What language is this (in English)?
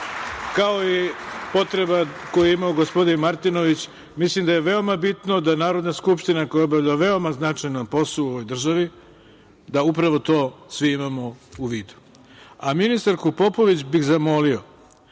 Serbian